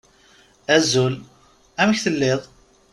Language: Kabyle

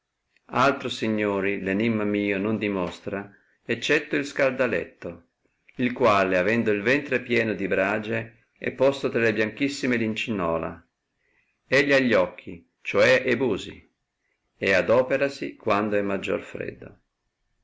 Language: Italian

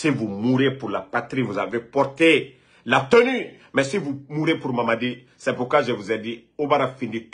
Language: French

